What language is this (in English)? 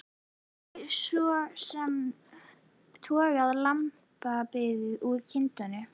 Icelandic